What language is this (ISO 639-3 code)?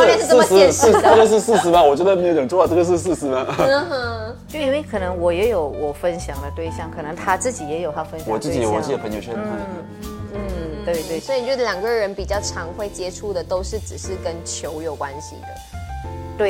zho